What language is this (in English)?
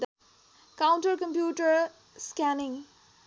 Nepali